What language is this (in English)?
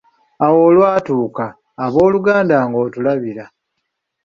Ganda